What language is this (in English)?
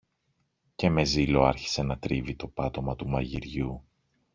Greek